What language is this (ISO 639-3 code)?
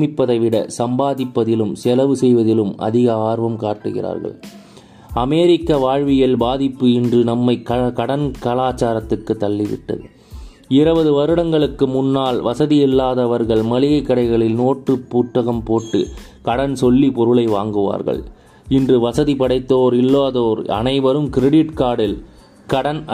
tam